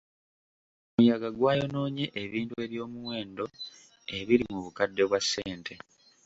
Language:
Ganda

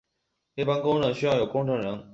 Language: Chinese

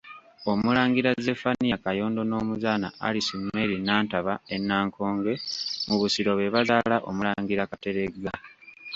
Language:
Ganda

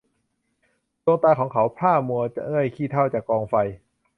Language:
Thai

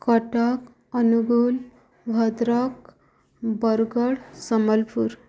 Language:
Odia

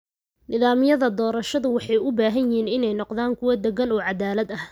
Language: Somali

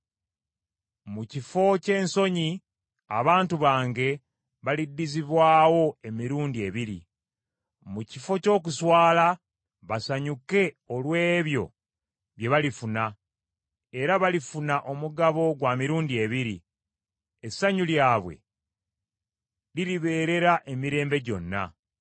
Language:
Ganda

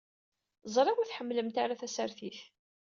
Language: Kabyle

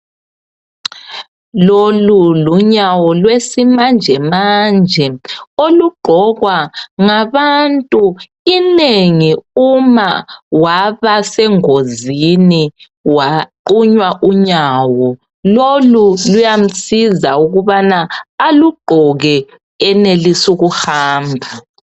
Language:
North Ndebele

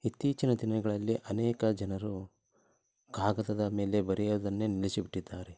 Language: Kannada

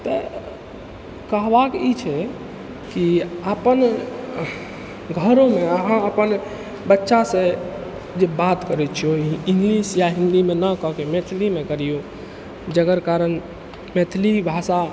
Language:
Maithili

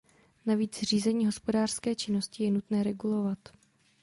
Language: Czech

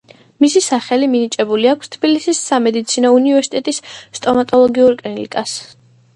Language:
Georgian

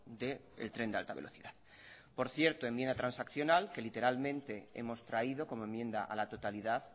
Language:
Spanish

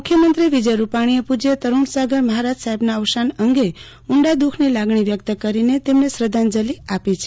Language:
Gujarati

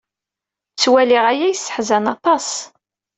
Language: Kabyle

